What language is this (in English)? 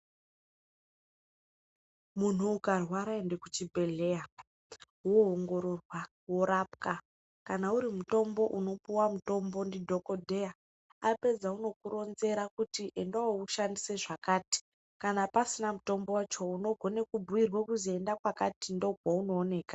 Ndau